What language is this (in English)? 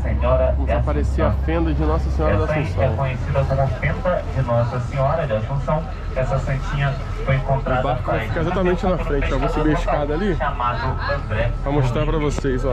Portuguese